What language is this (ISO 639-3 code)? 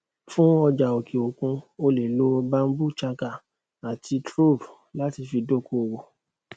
yor